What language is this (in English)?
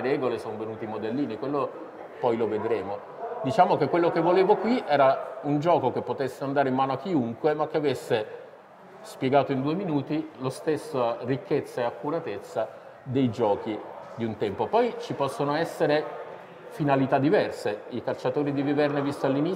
Italian